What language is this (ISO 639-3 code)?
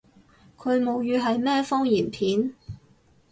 yue